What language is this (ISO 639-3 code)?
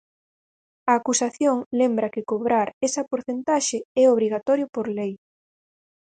glg